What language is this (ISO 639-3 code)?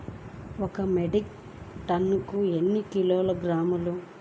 tel